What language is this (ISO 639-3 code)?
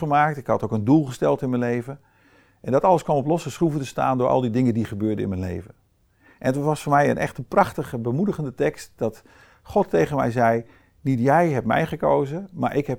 nld